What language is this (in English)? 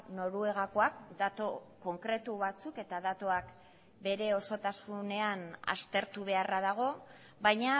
Basque